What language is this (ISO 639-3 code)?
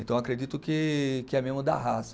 por